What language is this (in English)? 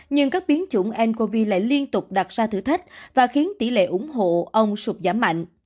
Vietnamese